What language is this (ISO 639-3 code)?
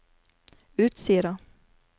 nor